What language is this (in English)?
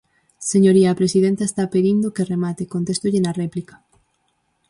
Galician